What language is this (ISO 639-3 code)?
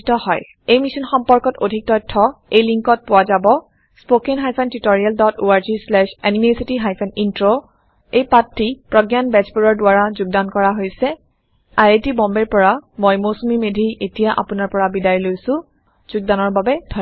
asm